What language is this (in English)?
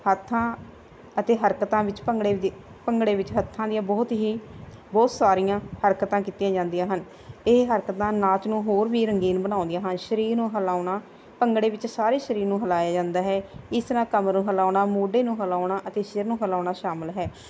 Punjabi